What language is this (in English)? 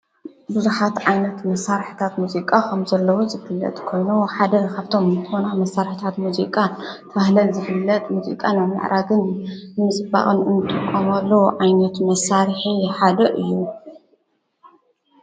Tigrinya